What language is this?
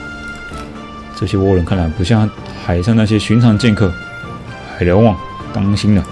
Chinese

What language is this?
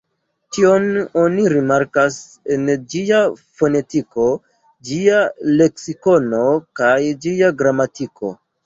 Esperanto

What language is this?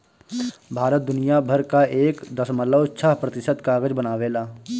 Bhojpuri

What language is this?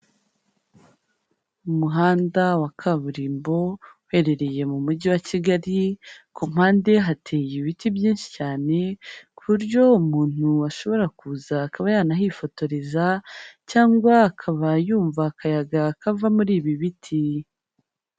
Kinyarwanda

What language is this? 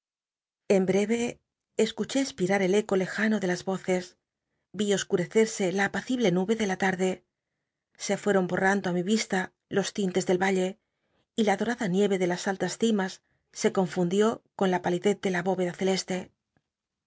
Spanish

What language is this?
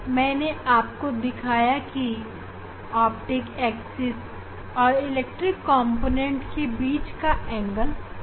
Hindi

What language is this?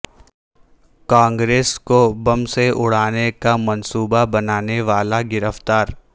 Urdu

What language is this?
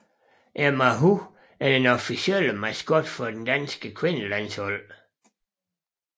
Danish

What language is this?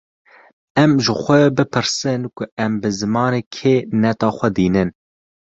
Kurdish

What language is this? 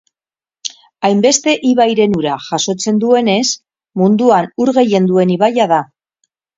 Basque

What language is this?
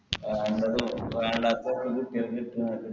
Malayalam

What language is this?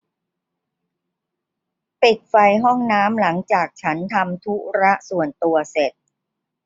Thai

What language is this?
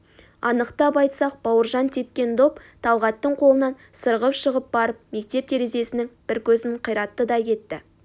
Kazakh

